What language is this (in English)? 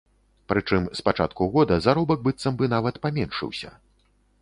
Belarusian